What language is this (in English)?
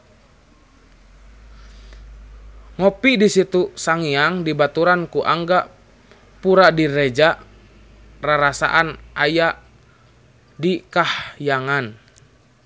Sundanese